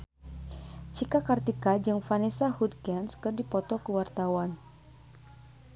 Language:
Sundanese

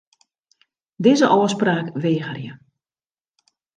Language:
Western Frisian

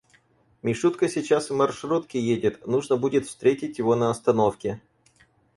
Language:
Russian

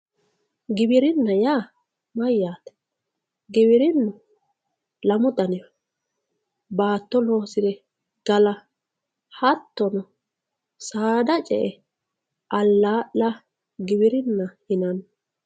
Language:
Sidamo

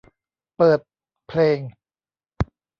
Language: Thai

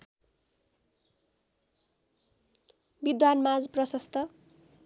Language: Nepali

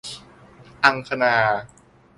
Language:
Thai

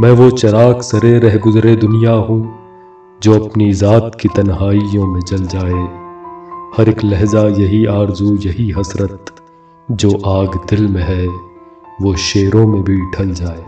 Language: Hindi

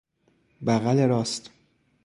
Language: Persian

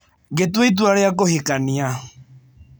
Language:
Kikuyu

